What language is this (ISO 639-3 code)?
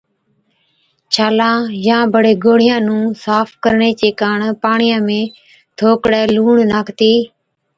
odk